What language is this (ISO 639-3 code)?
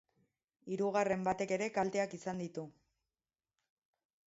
eus